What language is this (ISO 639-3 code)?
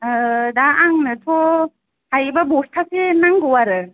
brx